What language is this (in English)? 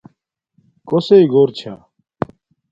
Domaaki